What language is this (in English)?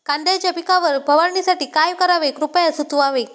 Marathi